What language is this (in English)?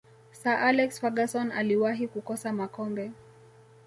Swahili